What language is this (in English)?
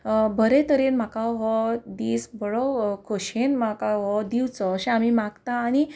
Konkani